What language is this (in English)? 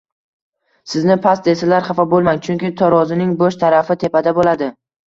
Uzbek